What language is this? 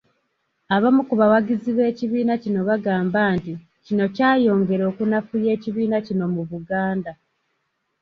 Ganda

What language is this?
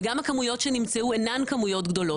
Hebrew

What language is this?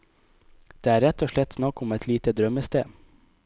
Norwegian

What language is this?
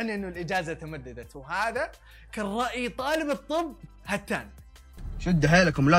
Arabic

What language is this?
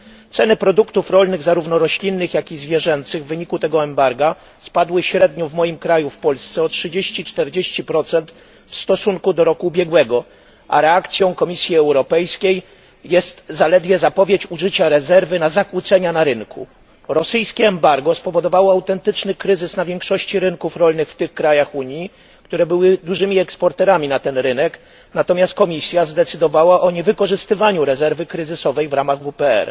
Polish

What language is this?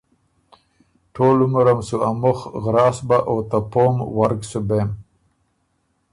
Ormuri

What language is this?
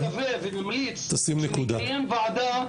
Hebrew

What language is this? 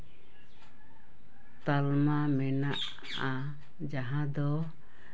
Santali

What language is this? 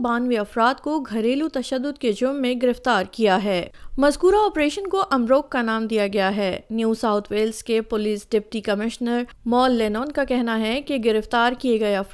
Urdu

